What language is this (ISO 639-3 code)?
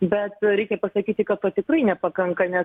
lit